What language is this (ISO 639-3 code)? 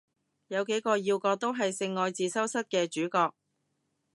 yue